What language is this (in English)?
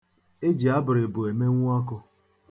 Igbo